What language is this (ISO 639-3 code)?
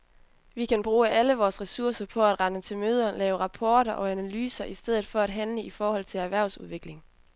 dan